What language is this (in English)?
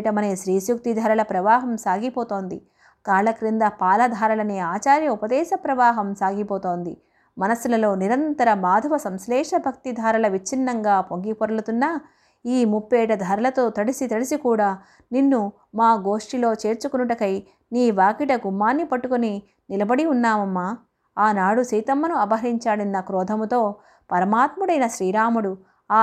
Telugu